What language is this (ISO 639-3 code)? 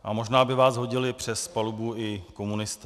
ces